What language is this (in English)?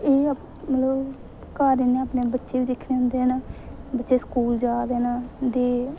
Dogri